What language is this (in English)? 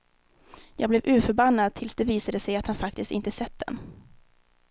Swedish